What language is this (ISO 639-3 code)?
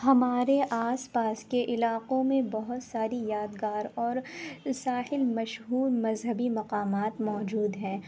urd